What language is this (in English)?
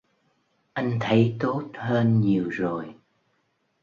Vietnamese